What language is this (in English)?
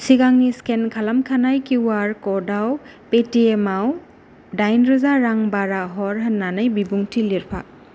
Bodo